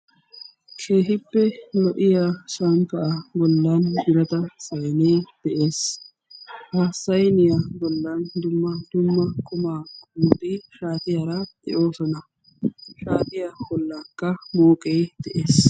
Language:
Wolaytta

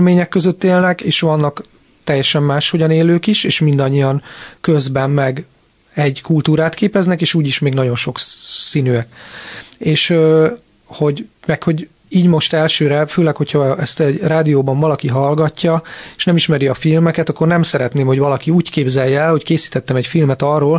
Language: Hungarian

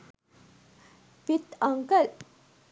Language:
Sinhala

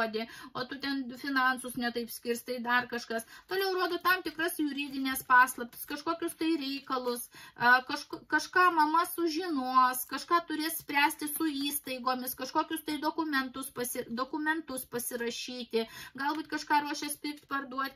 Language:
Lithuanian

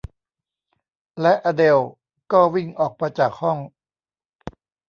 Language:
Thai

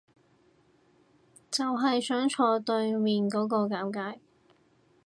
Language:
Cantonese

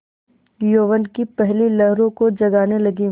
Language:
Hindi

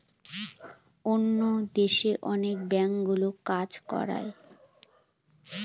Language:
Bangla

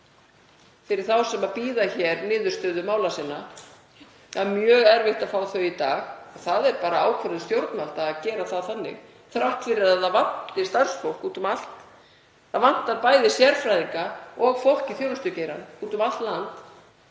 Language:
Icelandic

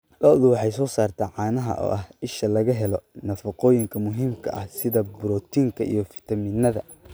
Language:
Somali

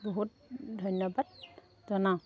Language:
Assamese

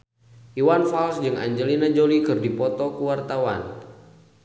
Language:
Sundanese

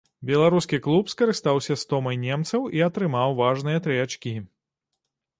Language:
Belarusian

